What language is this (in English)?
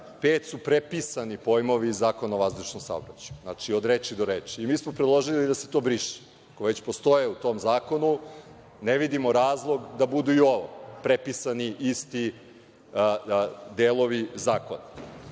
Serbian